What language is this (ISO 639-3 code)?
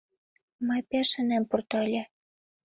chm